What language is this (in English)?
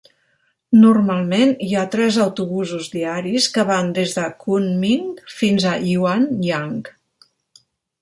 Catalan